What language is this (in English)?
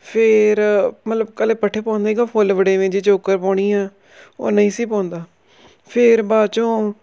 Punjabi